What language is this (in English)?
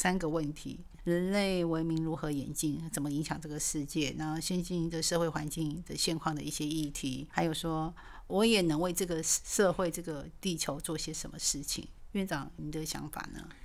Chinese